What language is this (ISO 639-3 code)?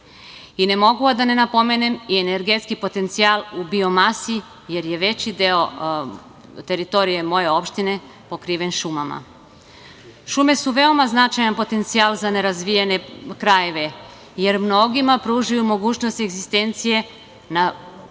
srp